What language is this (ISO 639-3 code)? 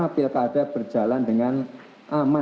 ind